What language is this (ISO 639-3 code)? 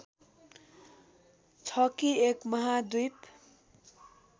nep